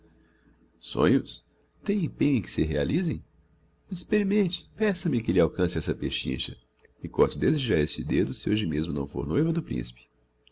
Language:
Portuguese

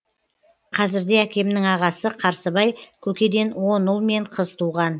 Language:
Kazakh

